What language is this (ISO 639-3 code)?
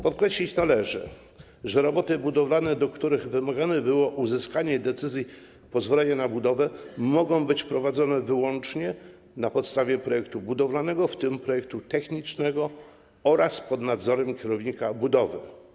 pol